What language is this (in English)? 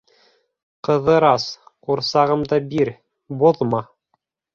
Bashkir